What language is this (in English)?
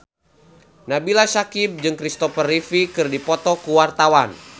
Sundanese